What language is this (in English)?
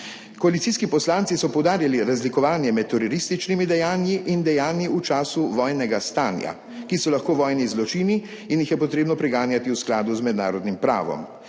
Slovenian